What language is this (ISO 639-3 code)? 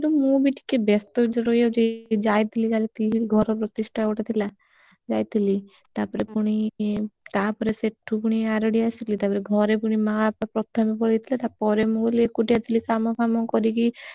ori